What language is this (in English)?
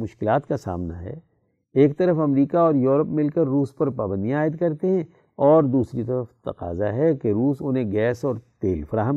Urdu